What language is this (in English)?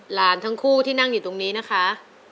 Thai